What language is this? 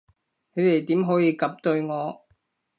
Cantonese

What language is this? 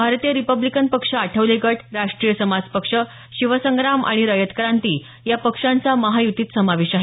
Marathi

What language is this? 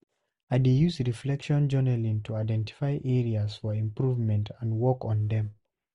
Nigerian Pidgin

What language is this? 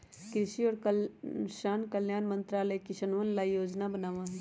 Magahi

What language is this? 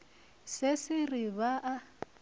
Northern Sotho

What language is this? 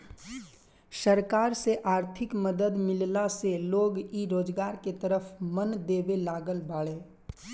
Bhojpuri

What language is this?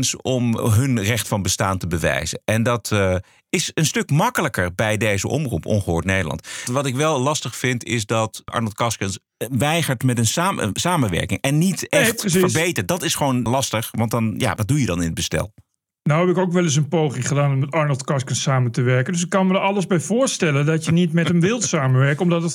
Dutch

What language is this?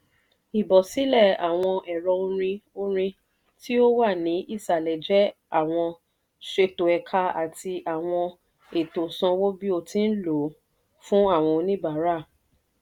Yoruba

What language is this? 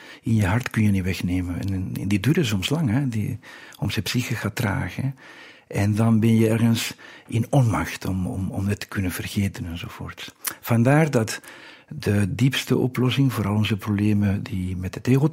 Dutch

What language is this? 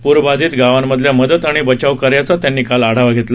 Marathi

